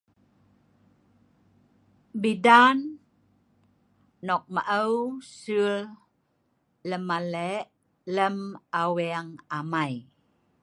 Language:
Sa'ban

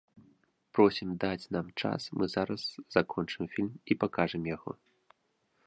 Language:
Belarusian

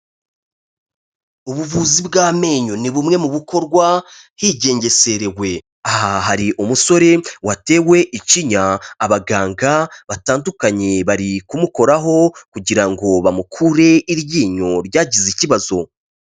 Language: Kinyarwanda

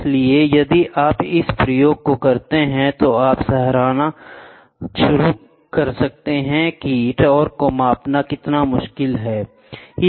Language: Hindi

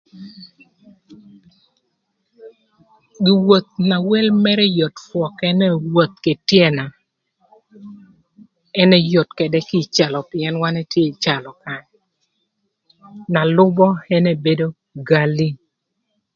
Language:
Thur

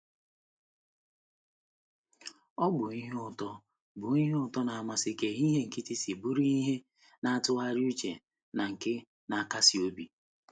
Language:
Igbo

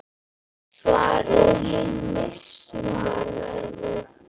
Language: Icelandic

